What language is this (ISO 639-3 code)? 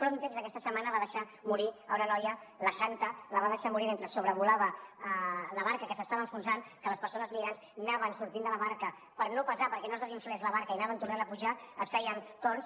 cat